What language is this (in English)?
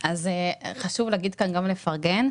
Hebrew